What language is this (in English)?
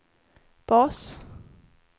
Swedish